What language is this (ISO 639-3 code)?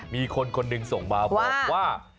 tha